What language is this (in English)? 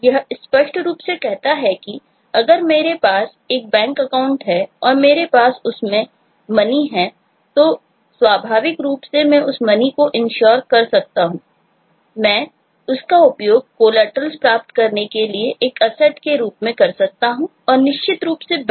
Hindi